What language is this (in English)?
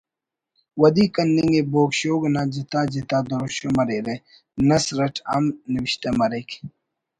Brahui